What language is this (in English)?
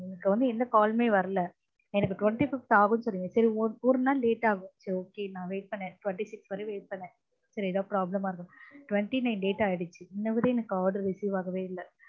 Tamil